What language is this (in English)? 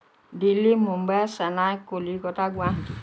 Assamese